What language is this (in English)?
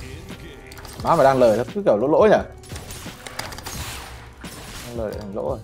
Vietnamese